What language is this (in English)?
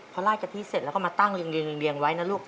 Thai